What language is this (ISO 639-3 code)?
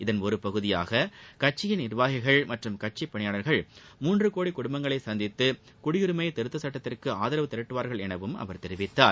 tam